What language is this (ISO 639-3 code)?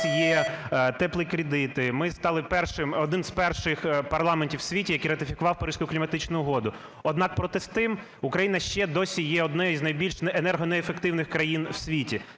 ukr